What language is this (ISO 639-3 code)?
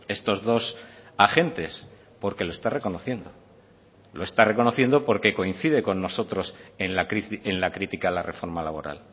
spa